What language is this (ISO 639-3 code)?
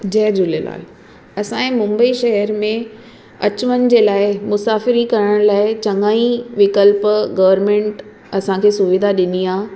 snd